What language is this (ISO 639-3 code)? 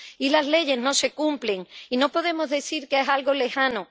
spa